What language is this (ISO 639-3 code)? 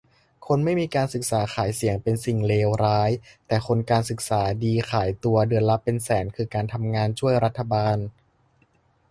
tha